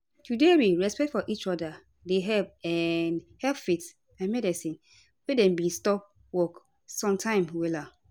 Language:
Nigerian Pidgin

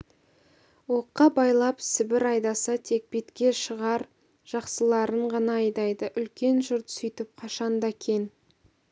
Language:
Kazakh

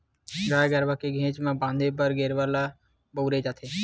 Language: Chhattisgarhi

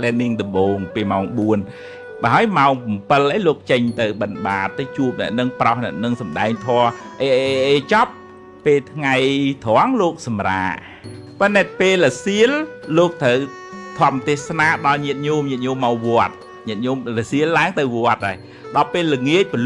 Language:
Vietnamese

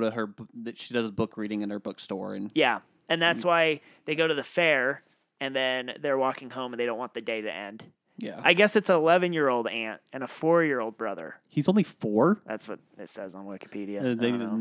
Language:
English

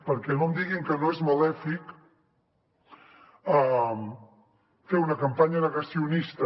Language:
Catalan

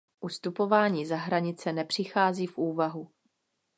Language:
Czech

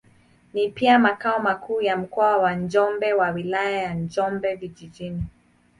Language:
Swahili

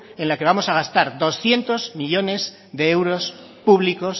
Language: Spanish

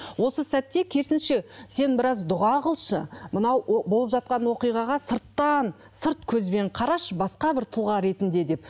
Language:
Kazakh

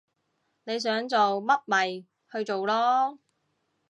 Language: Cantonese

